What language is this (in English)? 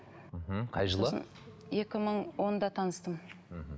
Kazakh